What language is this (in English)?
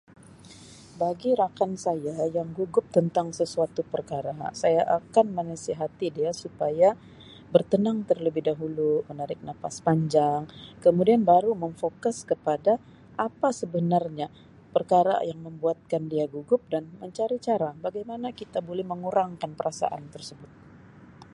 Sabah Malay